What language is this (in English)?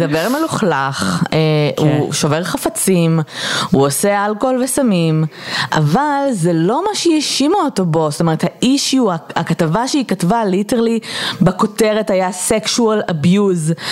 Hebrew